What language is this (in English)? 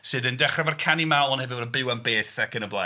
Welsh